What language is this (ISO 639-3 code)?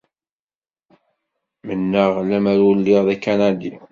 kab